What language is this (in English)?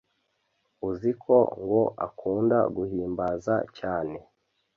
Kinyarwanda